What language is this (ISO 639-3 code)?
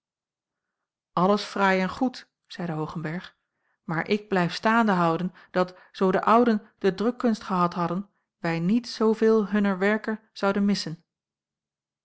nld